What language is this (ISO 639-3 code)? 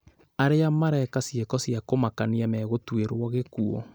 kik